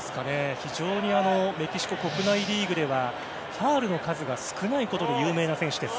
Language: Japanese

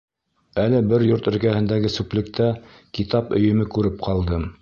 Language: Bashkir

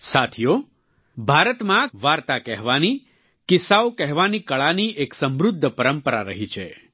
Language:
Gujarati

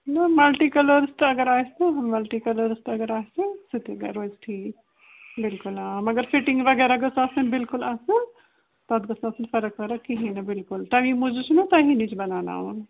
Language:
Kashmiri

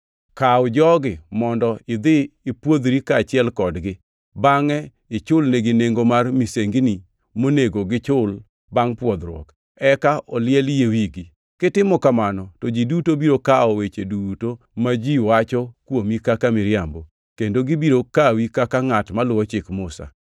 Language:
Luo (Kenya and Tanzania)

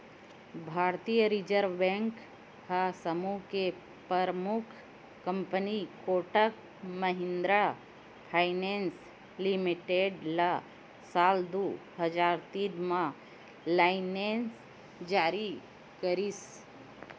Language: Chhattisgarhi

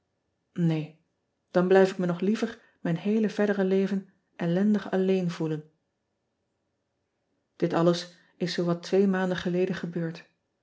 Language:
Dutch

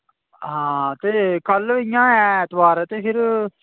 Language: Dogri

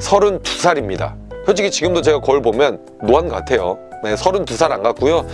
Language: Korean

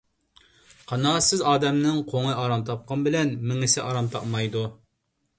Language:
Uyghur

